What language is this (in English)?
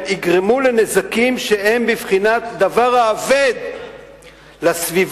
Hebrew